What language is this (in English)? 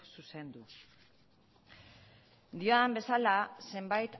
Basque